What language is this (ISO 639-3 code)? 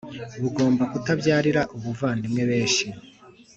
kin